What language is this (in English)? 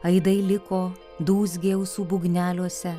Lithuanian